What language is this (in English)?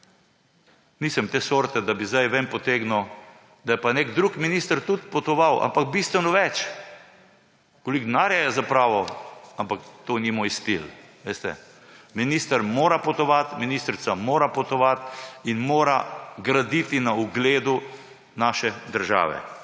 Slovenian